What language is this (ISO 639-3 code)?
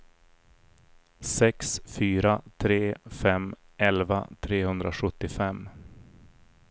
swe